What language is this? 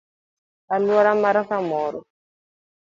Luo (Kenya and Tanzania)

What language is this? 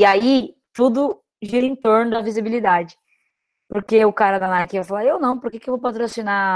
Portuguese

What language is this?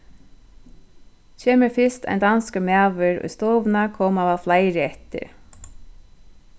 Faroese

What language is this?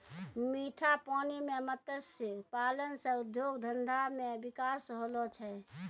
Maithili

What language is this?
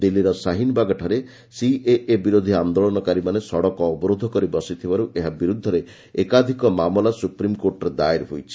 Odia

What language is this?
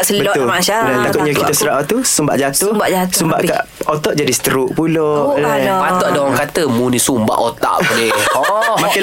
Malay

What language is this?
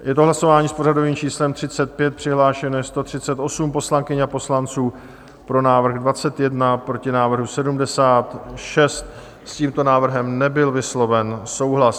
Czech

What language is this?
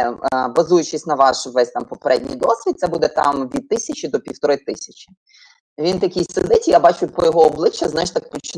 Ukrainian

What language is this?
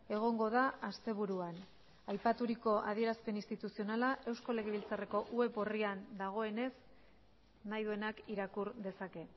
Basque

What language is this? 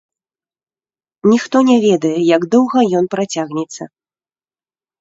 Belarusian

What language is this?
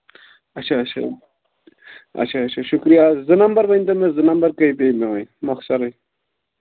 Kashmiri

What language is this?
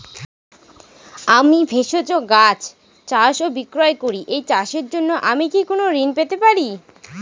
Bangla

